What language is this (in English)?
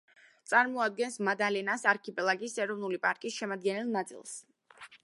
Georgian